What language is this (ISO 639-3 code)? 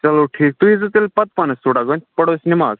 kas